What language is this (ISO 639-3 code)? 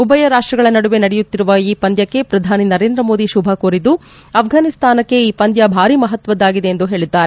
kan